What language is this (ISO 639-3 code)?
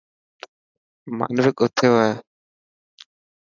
mki